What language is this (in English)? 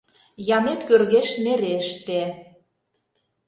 Mari